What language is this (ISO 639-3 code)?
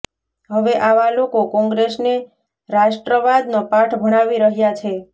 guj